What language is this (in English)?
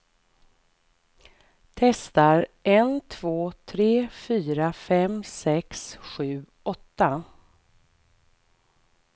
Swedish